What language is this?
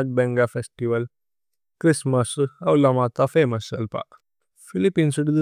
Tulu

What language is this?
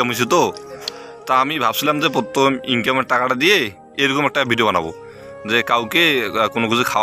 Romanian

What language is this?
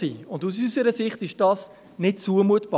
Swiss German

